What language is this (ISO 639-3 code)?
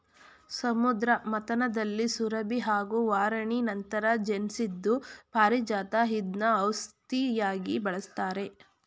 kan